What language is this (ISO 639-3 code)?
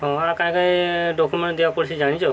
ori